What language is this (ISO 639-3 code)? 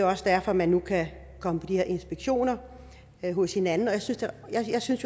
dan